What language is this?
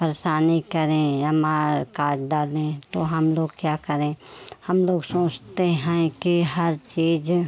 Hindi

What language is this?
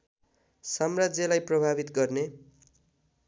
Nepali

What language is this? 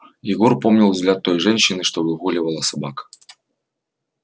Russian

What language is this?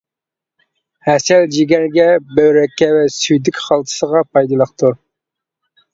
Uyghur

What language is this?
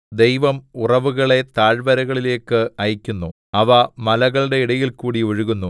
Malayalam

